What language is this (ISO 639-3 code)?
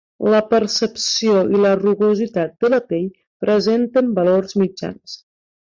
cat